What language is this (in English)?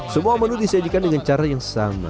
Indonesian